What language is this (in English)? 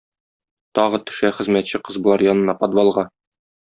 Tatar